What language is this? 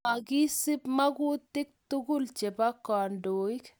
Kalenjin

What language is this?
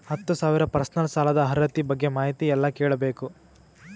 Kannada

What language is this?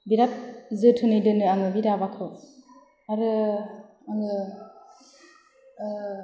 Bodo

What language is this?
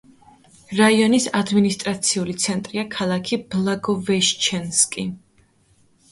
Georgian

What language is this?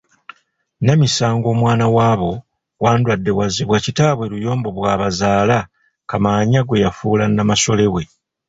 Ganda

